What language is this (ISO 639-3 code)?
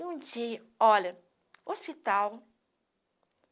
por